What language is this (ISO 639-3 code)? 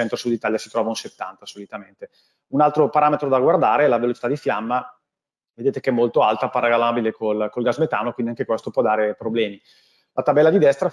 ita